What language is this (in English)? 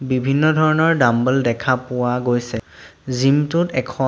Assamese